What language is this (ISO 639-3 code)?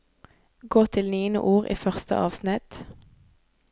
nor